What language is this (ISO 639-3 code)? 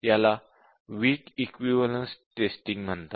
mar